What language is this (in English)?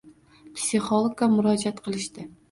Uzbek